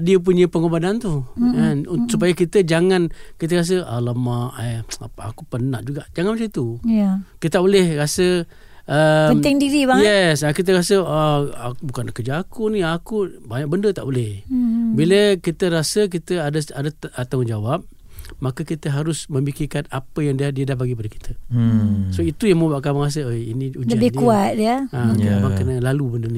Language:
Malay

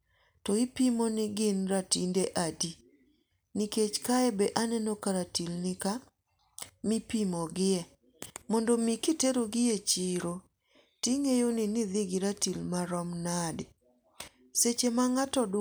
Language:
Luo (Kenya and Tanzania)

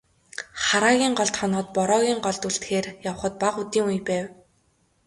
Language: Mongolian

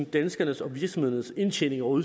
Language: Danish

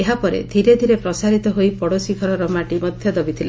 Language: Odia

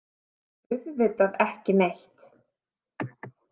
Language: Icelandic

